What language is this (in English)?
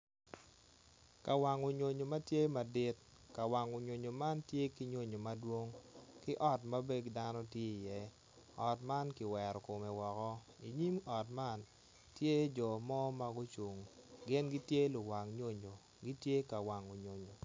Acoli